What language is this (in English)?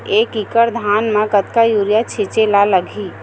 Chhattisgarhi